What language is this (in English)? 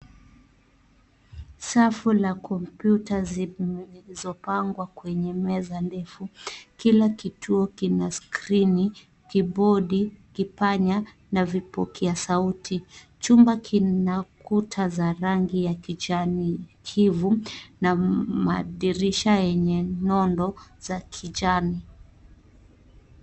Swahili